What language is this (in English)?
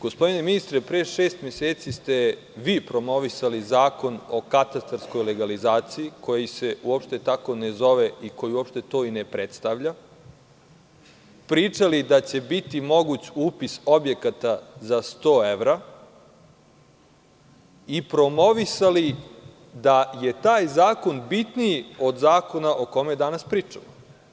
Serbian